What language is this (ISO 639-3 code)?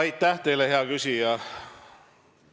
est